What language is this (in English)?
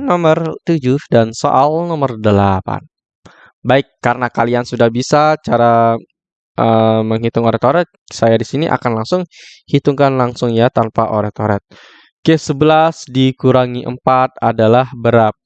Indonesian